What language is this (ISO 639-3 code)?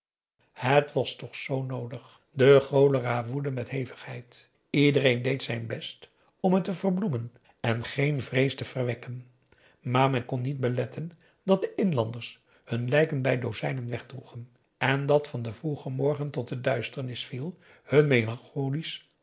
nld